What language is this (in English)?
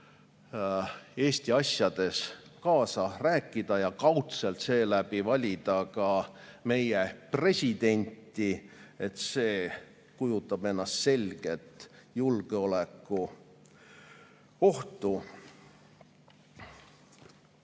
Estonian